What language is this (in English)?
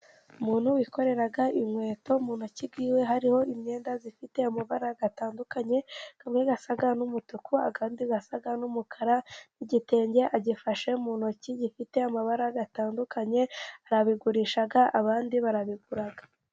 Kinyarwanda